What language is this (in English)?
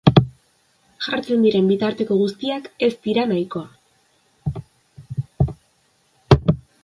Basque